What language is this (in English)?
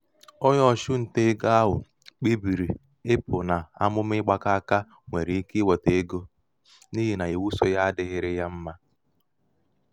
Igbo